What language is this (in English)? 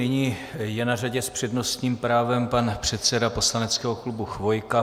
Czech